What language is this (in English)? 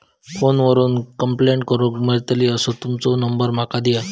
Marathi